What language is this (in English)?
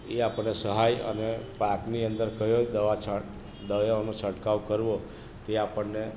Gujarati